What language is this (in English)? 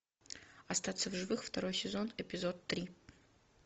Russian